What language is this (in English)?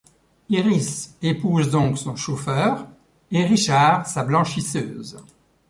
French